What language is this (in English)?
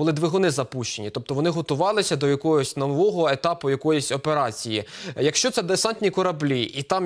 Ukrainian